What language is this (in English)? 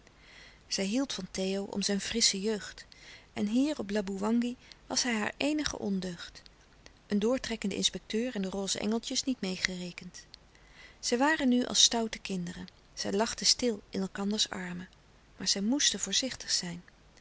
Dutch